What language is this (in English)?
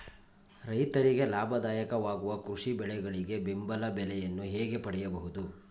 Kannada